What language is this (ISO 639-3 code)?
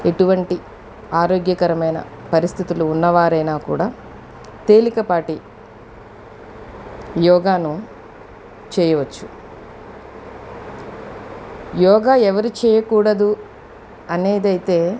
tel